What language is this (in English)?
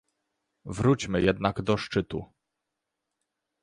Polish